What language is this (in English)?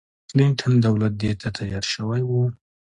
Pashto